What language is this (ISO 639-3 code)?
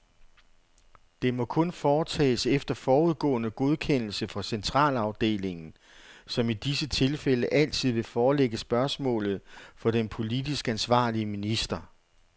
dan